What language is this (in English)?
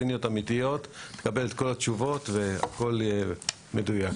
Hebrew